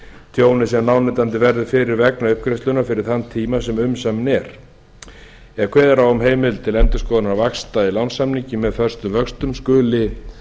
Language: Icelandic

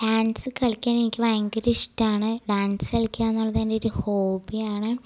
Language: Malayalam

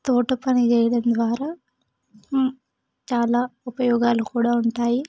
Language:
Telugu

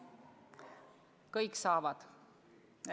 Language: Estonian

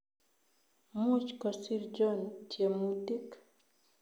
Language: Kalenjin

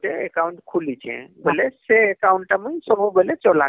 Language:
Odia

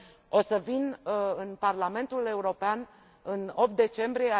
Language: Romanian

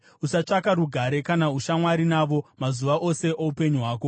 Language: Shona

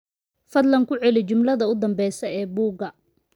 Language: Somali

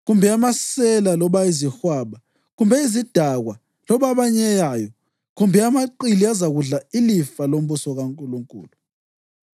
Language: North Ndebele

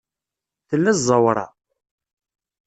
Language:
Kabyle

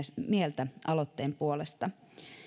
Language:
Finnish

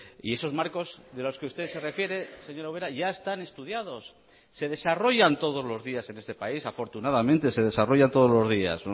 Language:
Spanish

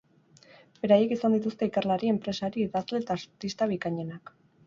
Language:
Basque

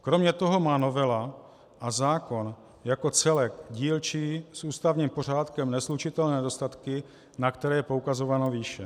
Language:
Czech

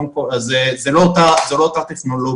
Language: Hebrew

